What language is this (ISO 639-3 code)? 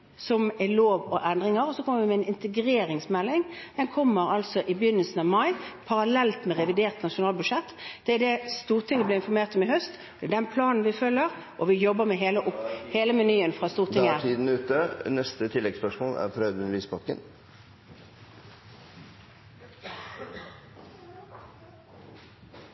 nor